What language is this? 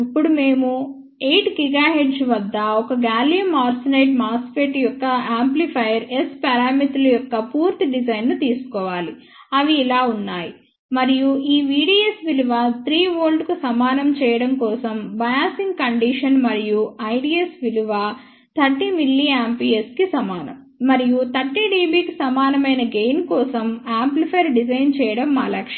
Telugu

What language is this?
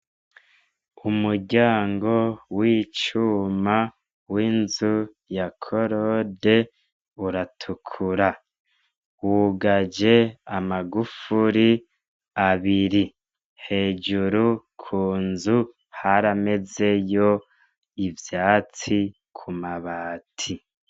Rundi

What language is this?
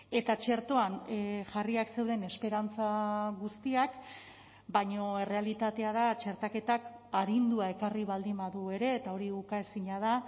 Basque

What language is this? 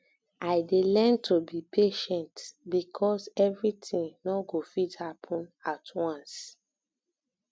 Nigerian Pidgin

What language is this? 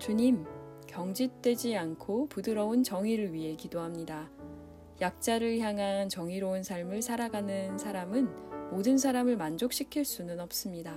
Korean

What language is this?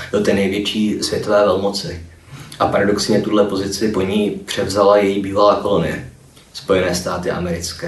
Czech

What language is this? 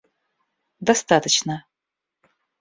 Russian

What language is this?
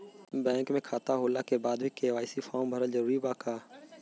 Bhojpuri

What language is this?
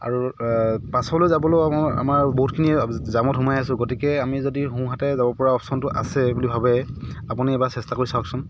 Assamese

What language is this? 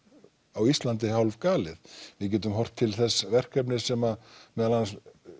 Icelandic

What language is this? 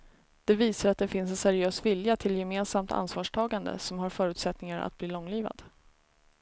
Swedish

